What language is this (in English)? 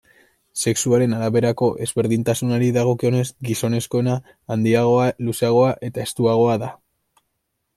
Basque